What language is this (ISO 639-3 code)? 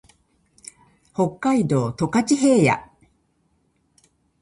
jpn